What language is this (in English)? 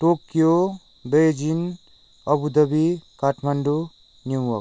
Nepali